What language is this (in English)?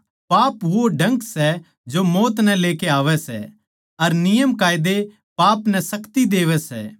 Haryanvi